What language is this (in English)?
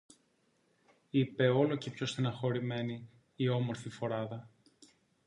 Greek